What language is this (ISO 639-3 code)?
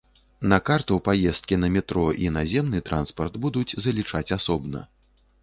bel